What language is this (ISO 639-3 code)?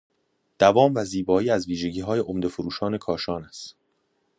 fas